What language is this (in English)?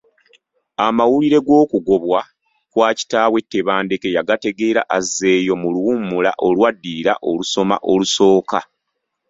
Ganda